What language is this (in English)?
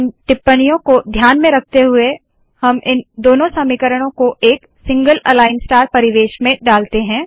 Hindi